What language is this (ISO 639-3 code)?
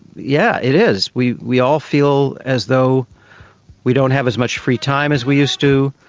eng